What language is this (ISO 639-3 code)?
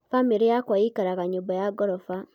kik